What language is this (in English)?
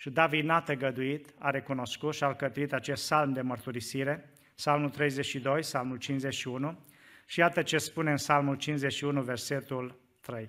Romanian